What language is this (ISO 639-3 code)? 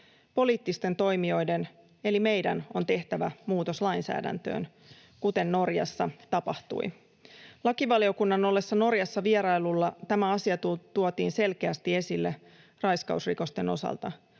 fin